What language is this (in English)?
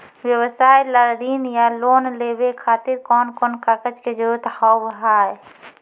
Maithili